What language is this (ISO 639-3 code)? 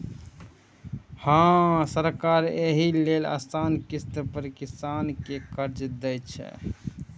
mai